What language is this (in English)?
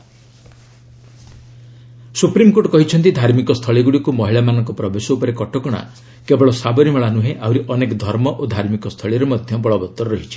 Odia